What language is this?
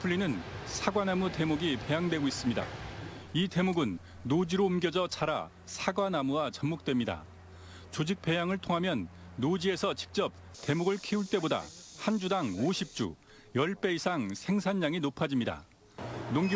Korean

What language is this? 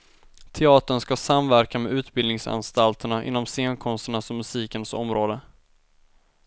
Swedish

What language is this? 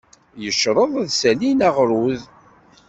Kabyle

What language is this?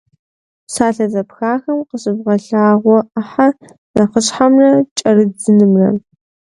Kabardian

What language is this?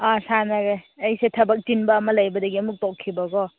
Manipuri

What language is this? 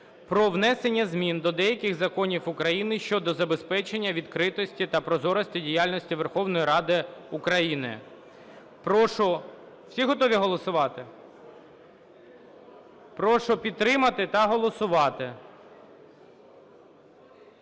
Ukrainian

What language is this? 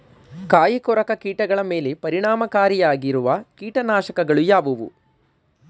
Kannada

